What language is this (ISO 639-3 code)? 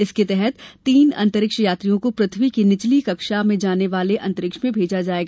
hin